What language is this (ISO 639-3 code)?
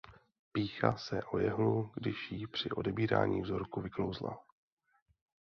ces